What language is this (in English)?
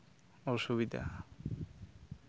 Santali